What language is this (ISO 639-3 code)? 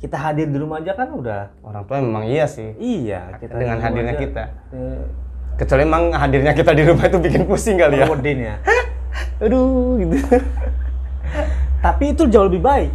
ind